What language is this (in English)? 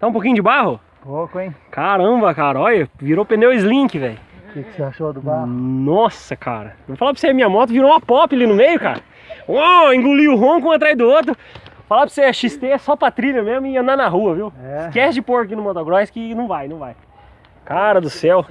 Portuguese